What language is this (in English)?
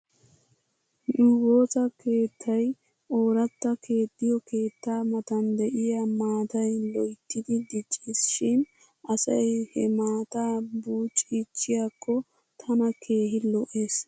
Wolaytta